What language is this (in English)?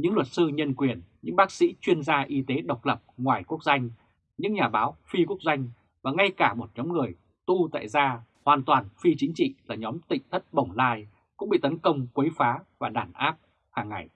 Vietnamese